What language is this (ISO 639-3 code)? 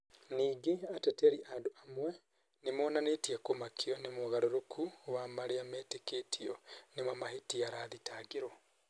kik